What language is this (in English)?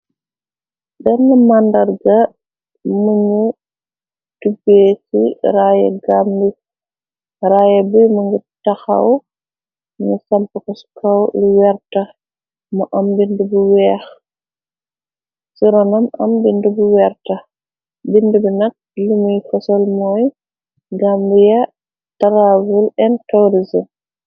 Wolof